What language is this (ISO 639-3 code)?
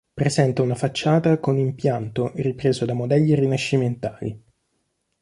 ita